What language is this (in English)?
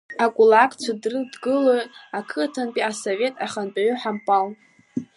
Abkhazian